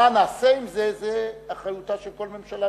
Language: Hebrew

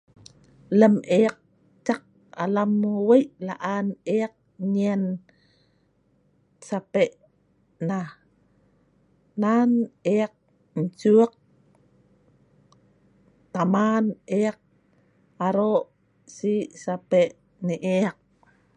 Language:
Sa'ban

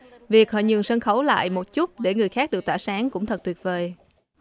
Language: Vietnamese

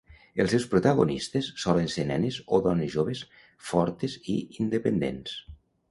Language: Catalan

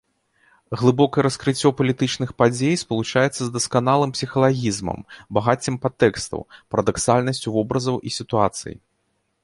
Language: Belarusian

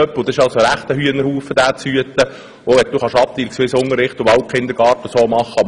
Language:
Swiss German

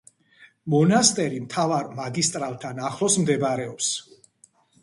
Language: Georgian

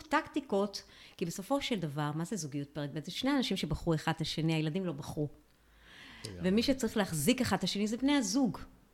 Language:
Hebrew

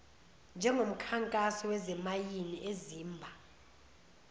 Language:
Zulu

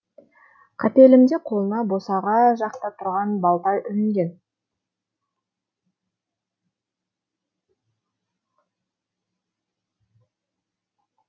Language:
Kazakh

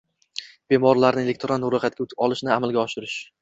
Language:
Uzbek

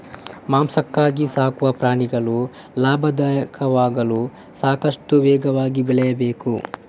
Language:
Kannada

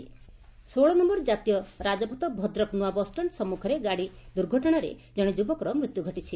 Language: Odia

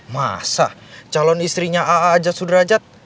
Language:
Indonesian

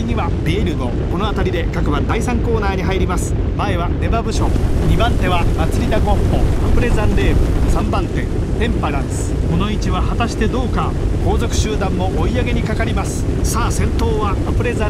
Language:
Japanese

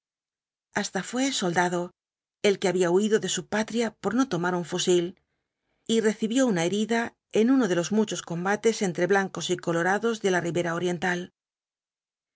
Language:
Spanish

